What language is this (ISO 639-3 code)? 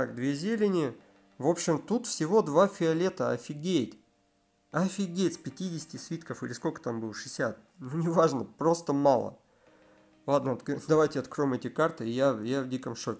rus